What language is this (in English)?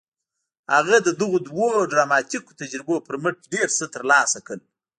Pashto